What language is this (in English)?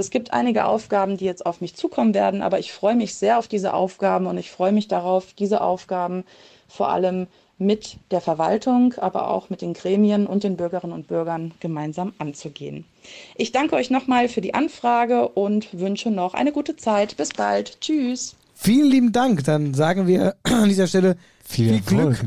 German